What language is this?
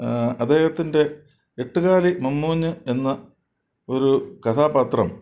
Malayalam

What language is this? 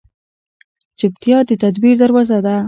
Pashto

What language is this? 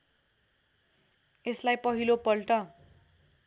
Nepali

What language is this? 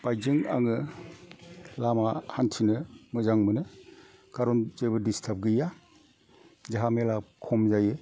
Bodo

